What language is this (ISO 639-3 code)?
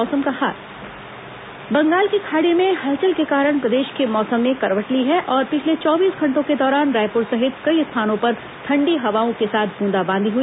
hin